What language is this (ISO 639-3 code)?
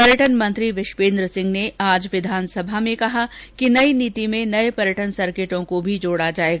hin